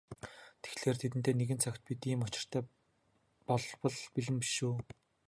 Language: Mongolian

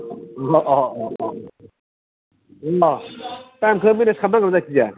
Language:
Bodo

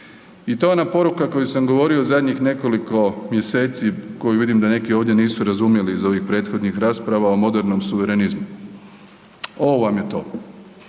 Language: Croatian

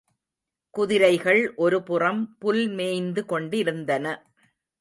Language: Tamil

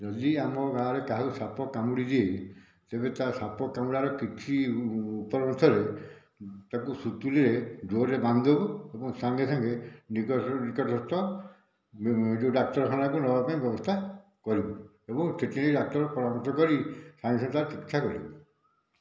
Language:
Odia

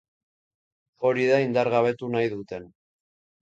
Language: Basque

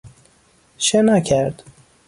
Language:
Persian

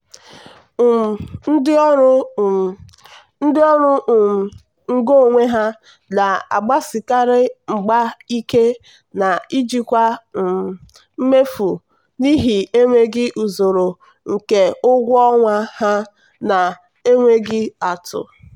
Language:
Igbo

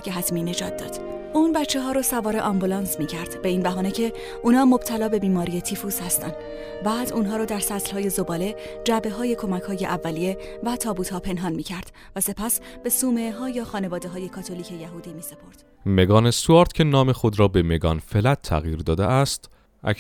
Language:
Persian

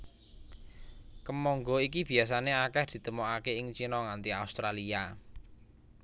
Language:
Javanese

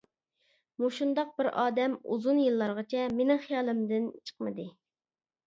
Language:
Uyghur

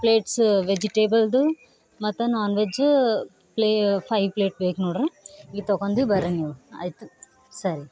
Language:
Kannada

